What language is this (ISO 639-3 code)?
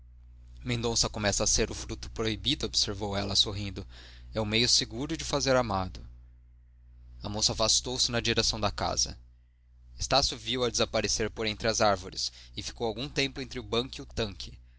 por